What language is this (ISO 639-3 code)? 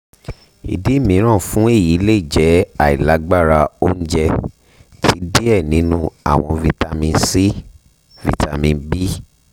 yor